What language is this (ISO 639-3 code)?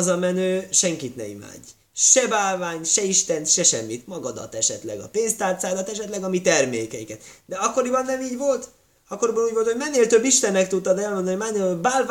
hun